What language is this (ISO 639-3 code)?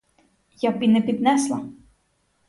ukr